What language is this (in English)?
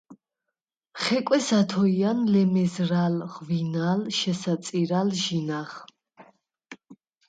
Svan